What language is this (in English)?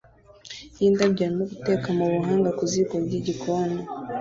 Kinyarwanda